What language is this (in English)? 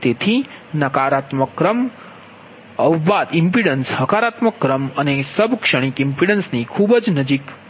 Gujarati